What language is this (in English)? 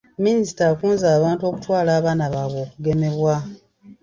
Ganda